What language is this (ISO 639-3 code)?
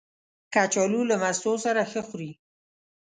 pus